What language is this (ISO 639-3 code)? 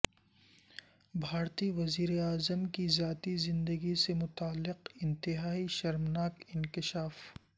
urd